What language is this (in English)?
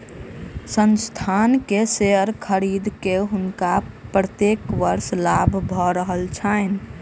Maithili